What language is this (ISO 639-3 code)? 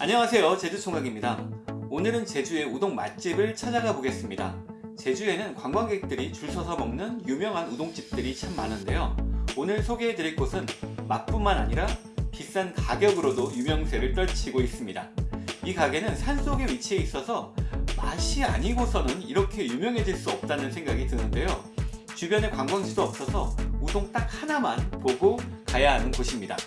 kor